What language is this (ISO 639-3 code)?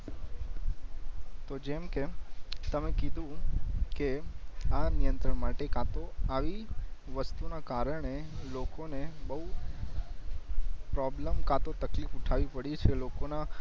guj